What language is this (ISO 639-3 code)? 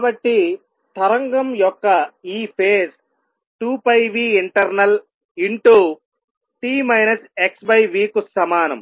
tel